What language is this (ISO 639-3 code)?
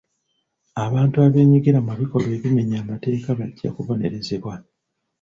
lug